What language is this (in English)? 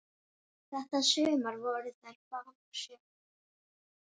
Icelandic